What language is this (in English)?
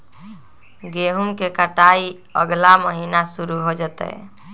Magahi